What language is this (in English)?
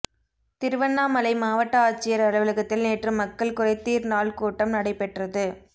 Tamil